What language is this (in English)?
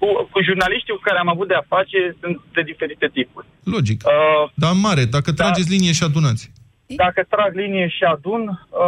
Romanian